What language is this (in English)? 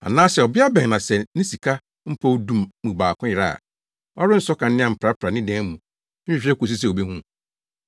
Akan